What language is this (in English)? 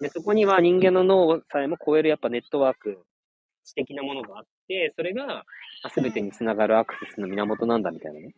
Japanese